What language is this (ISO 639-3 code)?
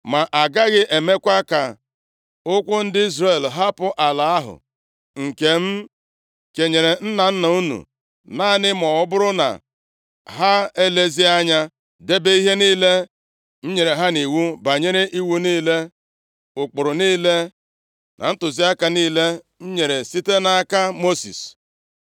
ibo